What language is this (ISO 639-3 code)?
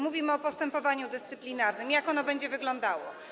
pol